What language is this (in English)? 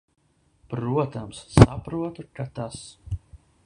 Latvian